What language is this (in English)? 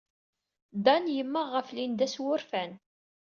Kabyle